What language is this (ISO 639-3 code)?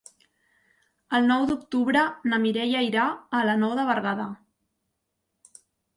cat